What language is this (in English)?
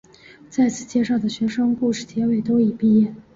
Chinese